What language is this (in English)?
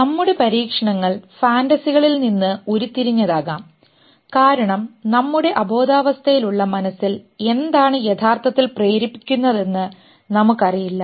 Malayalam